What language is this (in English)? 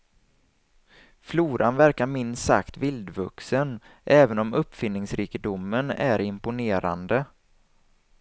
Swedish